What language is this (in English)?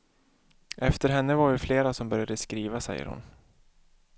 Swedish